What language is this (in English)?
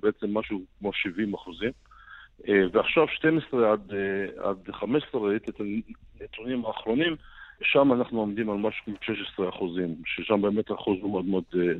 Hebrew